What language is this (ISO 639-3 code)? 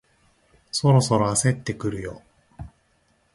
jpn